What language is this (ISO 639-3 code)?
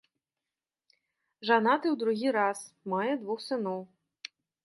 bel